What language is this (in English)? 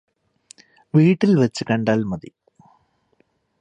Malayalam